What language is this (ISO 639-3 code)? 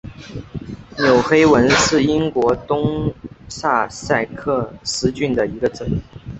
zho